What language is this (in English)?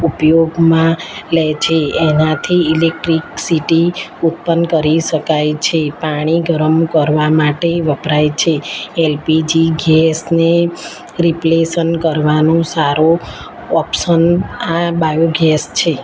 Gujarati